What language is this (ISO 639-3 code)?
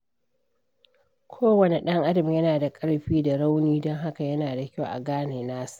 hau